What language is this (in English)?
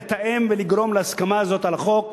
Hebrew